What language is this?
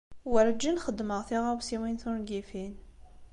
Kabyle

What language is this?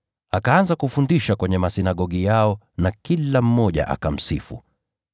Swahili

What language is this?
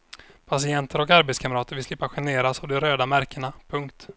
Swedish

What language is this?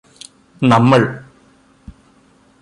Malayalam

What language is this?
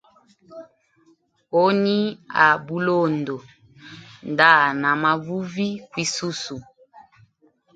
Hemba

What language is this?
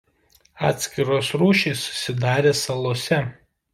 Lithuanian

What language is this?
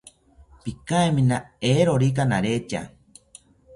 South Ucayali Ashéninka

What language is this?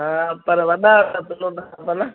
Sindhi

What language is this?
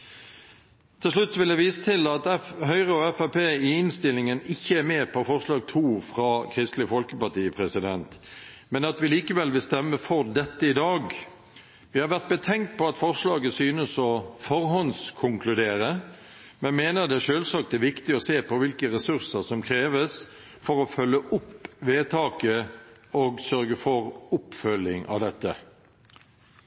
Norwegian Bokmål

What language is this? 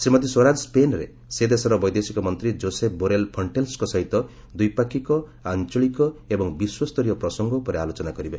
Odia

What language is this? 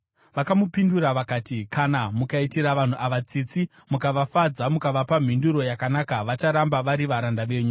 Shona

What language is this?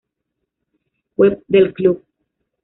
Spanish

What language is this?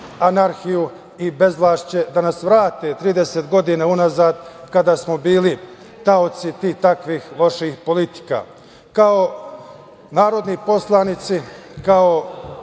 Serbian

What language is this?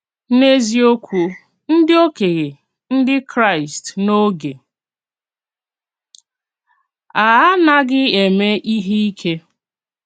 Igbo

